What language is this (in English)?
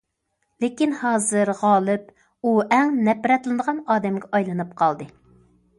Uyghur